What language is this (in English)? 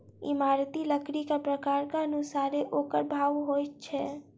Maithili